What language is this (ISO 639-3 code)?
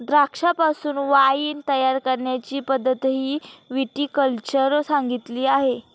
mar